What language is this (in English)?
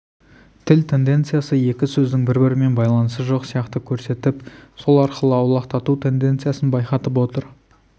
Kazakh